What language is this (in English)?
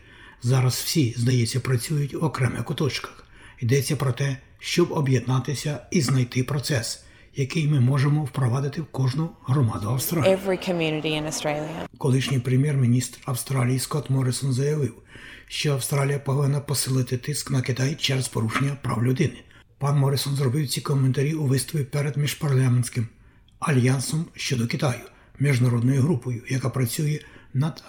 Ukrainian